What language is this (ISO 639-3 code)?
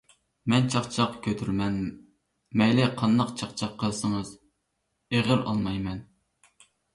uig